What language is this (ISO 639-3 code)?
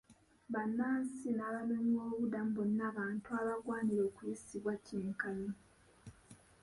lug